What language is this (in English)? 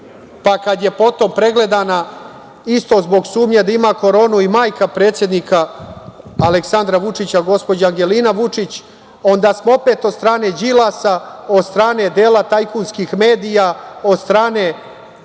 Serbian